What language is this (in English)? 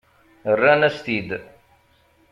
Kabyle